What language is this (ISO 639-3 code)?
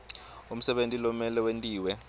ssw